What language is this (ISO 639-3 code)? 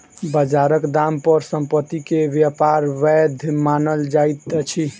mai